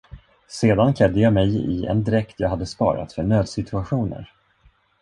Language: Swedish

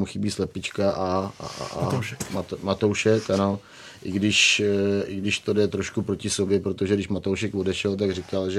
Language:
Czech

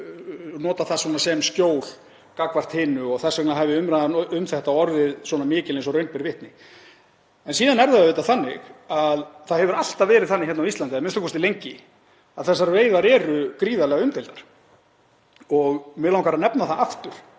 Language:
Icelandic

